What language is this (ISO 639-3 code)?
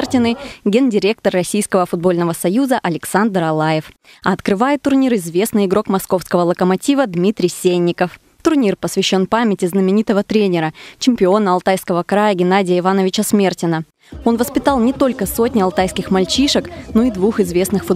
rus